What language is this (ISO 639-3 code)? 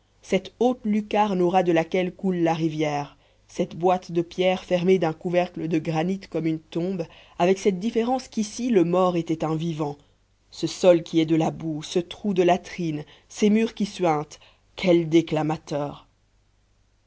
fra